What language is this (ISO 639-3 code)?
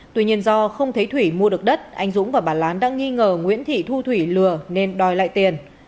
vie